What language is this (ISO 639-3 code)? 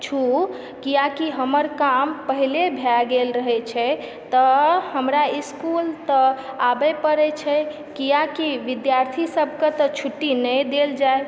mai